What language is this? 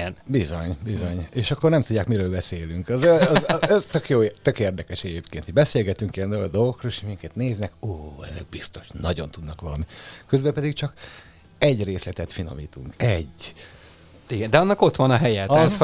Hungarian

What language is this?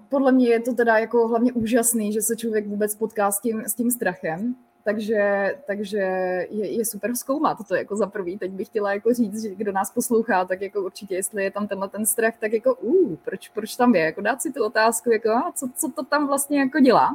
Czech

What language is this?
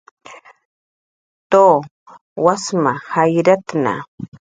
Jaqaru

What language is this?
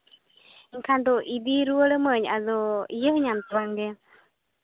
Santali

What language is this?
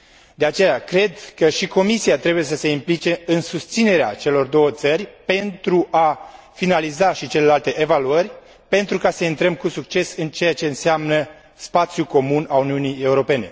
Romanian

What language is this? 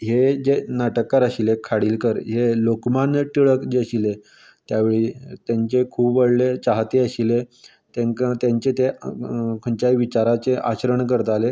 Konkani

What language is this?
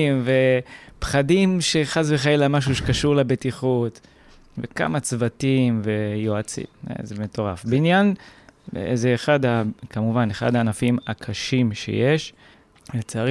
Hebrew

